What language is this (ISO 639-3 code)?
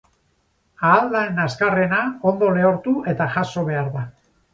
eus